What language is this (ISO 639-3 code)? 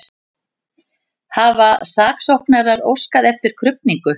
isl